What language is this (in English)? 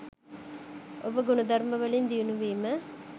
Sinhala